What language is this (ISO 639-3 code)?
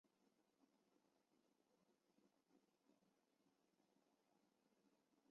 zho